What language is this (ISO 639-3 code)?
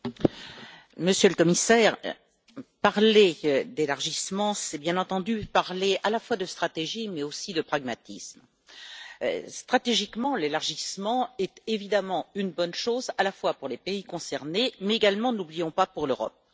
fra